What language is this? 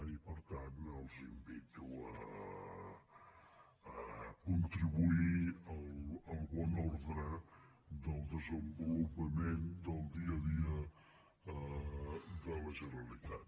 Catalan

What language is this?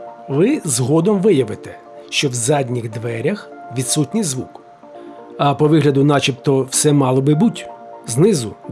Ukrainian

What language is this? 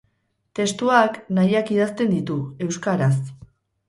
Basque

